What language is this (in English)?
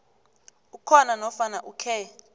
South Ndebele